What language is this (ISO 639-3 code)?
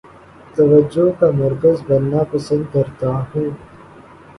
urd